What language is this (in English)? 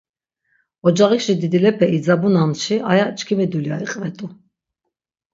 Laz